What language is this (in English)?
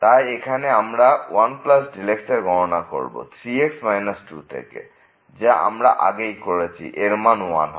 Bangla